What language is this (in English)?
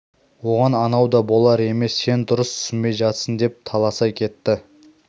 Kazakh